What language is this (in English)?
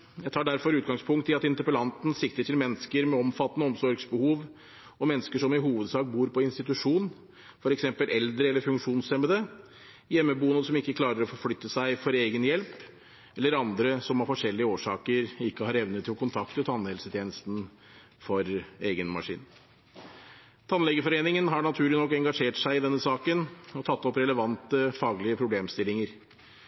Norwegian Bokmål